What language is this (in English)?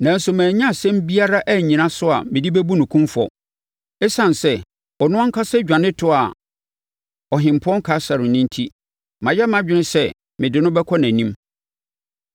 Akan